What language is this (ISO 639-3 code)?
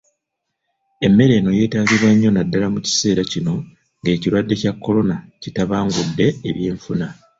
lug